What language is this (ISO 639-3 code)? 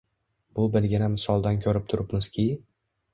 uzb